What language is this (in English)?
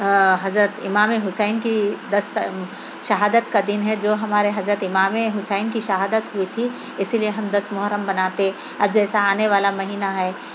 Urdu